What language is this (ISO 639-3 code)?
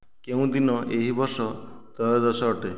ori